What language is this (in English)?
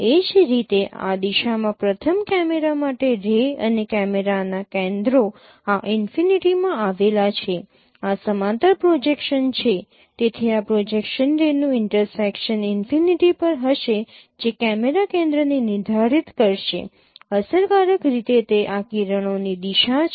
Gujarati